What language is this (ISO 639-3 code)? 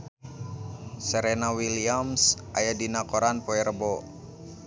sun